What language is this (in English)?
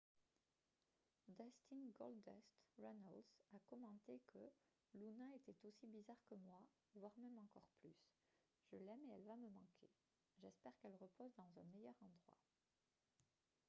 French